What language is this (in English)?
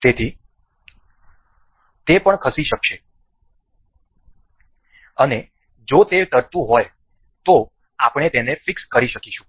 Gujarati